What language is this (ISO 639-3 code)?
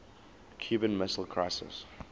eng